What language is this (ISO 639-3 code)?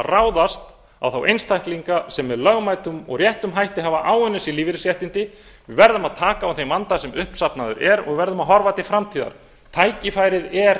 isl